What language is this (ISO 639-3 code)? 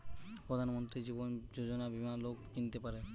ben